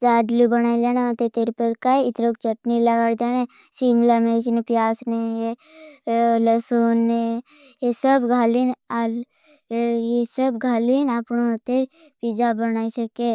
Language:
Bhili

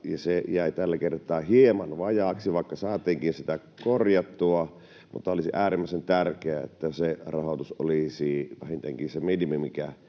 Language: Finnish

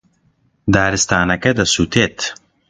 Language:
Central Kurdish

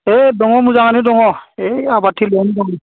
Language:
Bodo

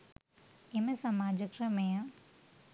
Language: Sinhala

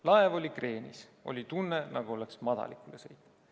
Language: Estonian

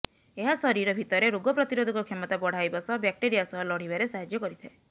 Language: Odia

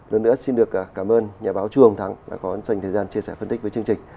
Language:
Vietnamese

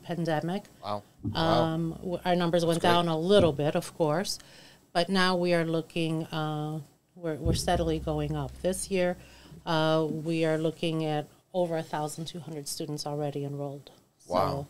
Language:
English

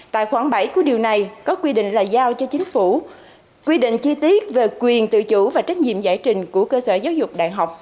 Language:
Vietnamese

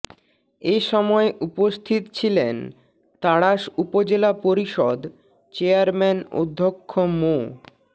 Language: Bangla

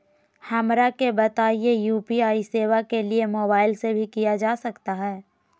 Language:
Magahi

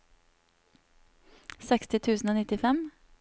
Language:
Norwegian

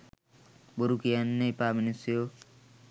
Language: Sinhala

